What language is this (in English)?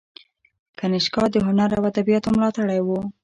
Pashto